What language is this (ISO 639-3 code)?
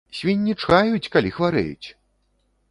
bel